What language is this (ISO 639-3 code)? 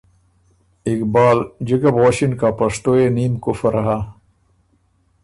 oru